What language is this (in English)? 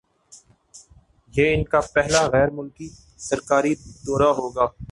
Urdu